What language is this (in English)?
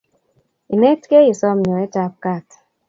Kalenjin